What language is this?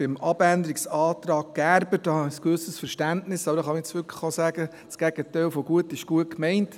Swiss German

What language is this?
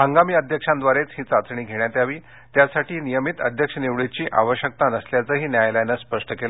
Marathi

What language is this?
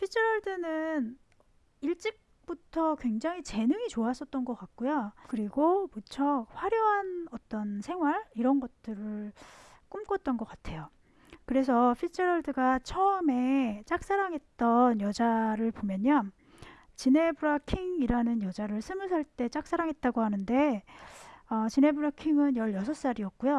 Korean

